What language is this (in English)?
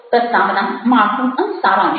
Gujarati